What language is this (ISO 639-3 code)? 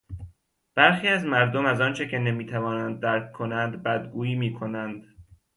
fas